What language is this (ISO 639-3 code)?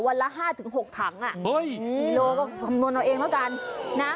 tha